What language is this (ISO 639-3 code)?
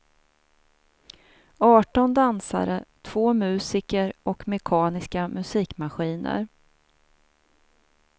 swe